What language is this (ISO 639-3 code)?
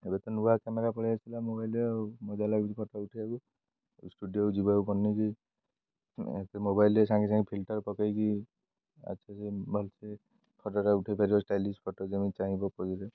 ori